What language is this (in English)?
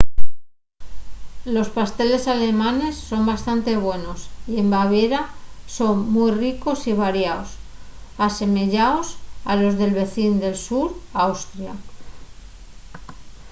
Asturian